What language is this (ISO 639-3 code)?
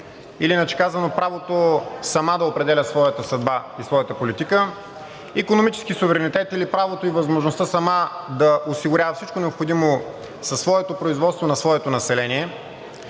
bul